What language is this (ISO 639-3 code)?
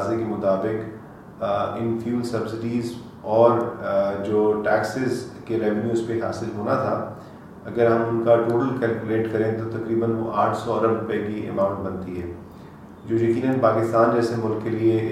urd